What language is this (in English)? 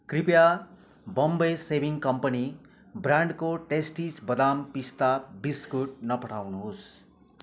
Nepali